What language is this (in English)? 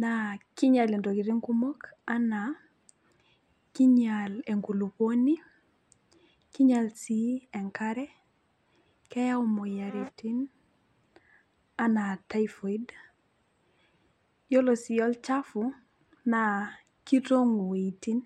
Masai